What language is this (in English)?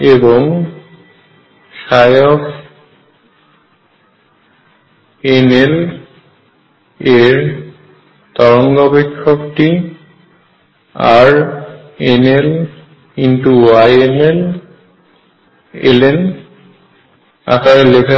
Bangla